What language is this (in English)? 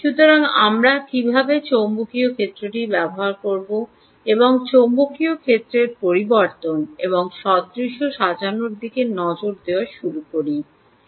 Bangla